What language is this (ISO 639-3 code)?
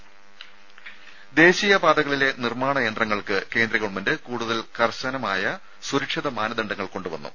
mal